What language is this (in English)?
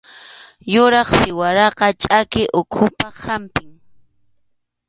Arequipa-La Unión Quechua